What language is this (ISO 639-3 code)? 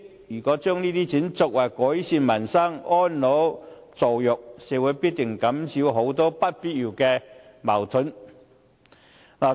yue